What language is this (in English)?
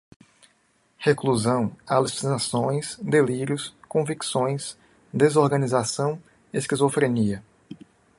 Portuguese